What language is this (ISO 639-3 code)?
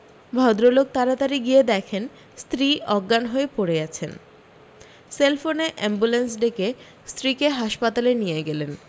ben